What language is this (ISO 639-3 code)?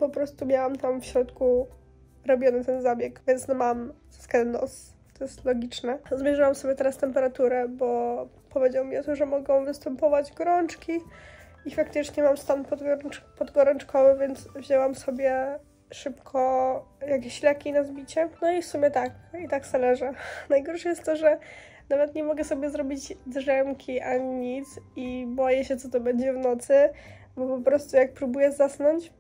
pol